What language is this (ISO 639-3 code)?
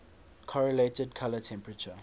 eng